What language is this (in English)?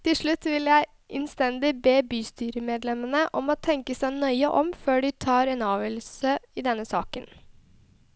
Norwegian